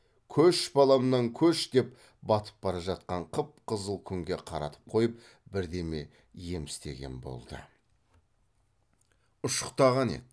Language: Kazakh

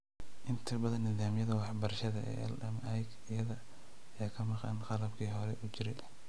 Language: Somali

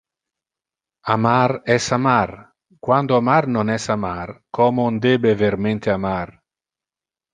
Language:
Interlingua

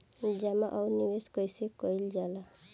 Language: Bhojpuri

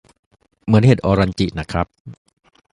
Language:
Thai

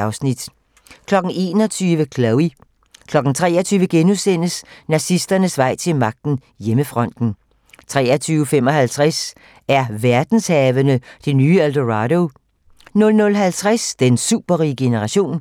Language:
Danish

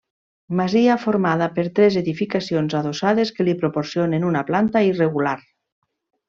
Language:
Catalan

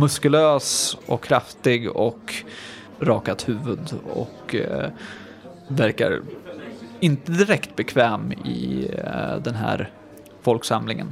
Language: Swedish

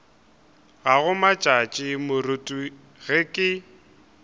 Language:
Northern Sotho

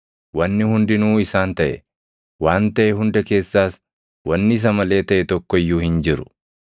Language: Oromo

